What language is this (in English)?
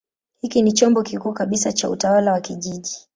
Swahili